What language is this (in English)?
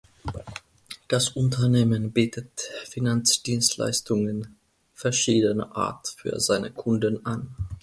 German